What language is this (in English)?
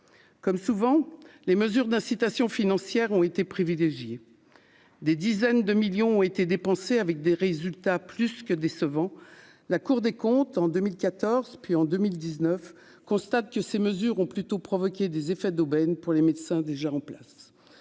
French